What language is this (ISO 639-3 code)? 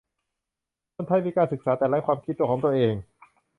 tha